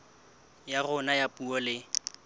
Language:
Southern Sotho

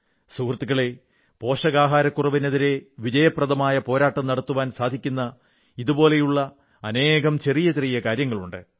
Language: Malayalam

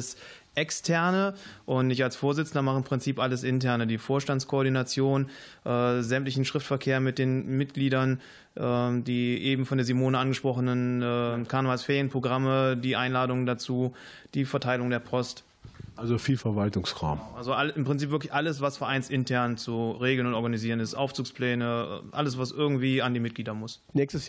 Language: German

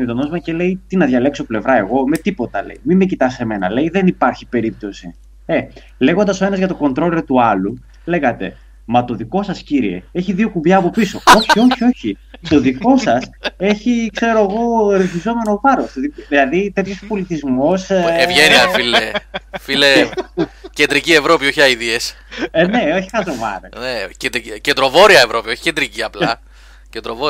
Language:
Greek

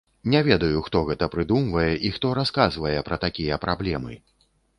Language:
Belarusian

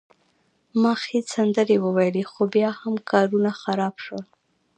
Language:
Pashto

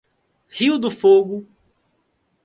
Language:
Portuguese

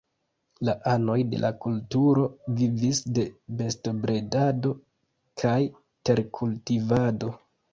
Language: Esperanto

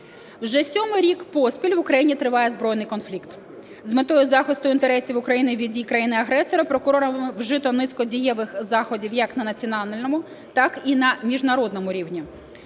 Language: Ukrainian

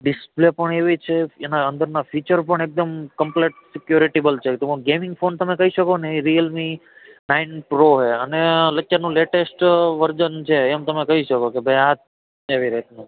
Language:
Gujarati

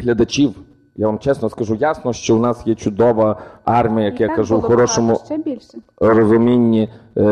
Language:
Ukrainian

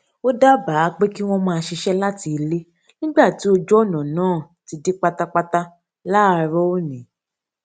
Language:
Yoruba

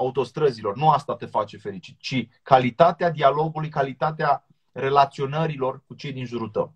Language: Romanian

